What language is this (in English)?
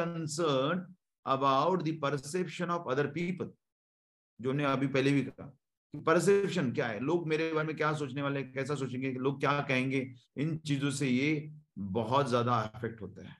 Hindi